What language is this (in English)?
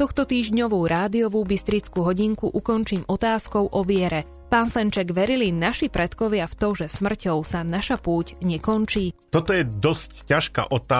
Slovak